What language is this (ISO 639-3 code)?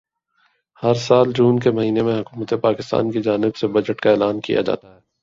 urd